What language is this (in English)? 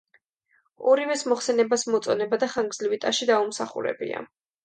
Georgian